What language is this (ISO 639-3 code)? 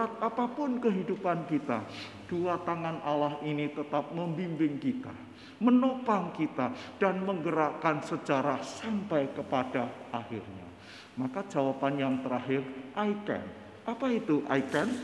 ind